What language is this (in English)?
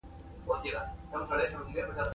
Pashto